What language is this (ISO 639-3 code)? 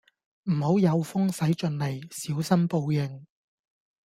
yue